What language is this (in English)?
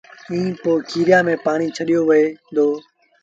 Sindhi Bhil